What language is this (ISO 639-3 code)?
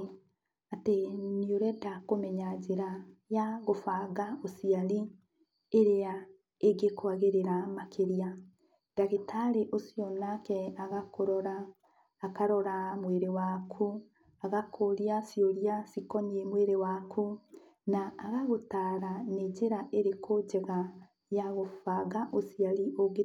kik